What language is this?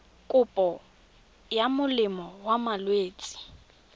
Tswana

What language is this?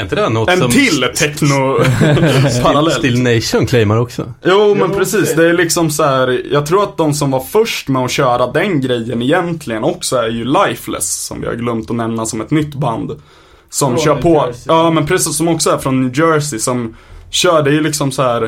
Swedish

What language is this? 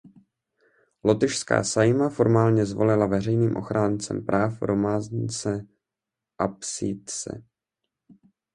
Czech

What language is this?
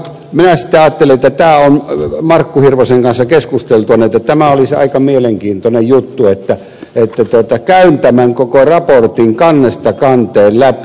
Finnish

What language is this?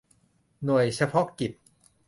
Thai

